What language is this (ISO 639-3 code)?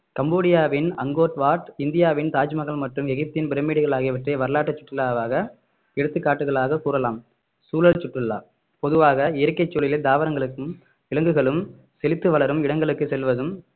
tam